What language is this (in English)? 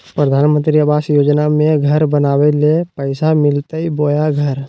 Magahi